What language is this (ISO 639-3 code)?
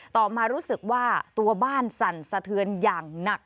tha